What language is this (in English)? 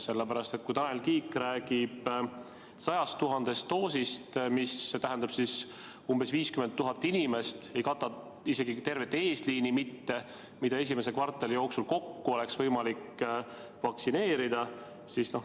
Estonian